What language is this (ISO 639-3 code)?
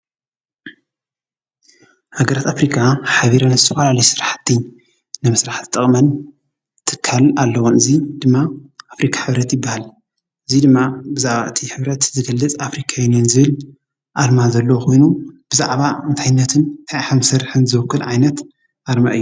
tir